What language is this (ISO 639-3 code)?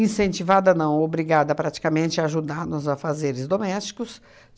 por